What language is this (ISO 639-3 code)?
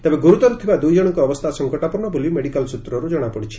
ori